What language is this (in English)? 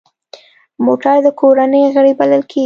Pashto